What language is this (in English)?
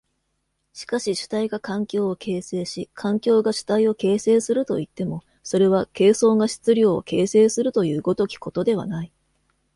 Japanese